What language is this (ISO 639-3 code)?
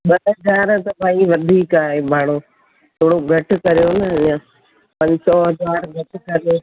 snd